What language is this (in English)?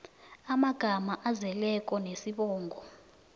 South Ndebele